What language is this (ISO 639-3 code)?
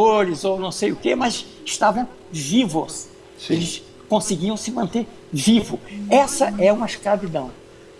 por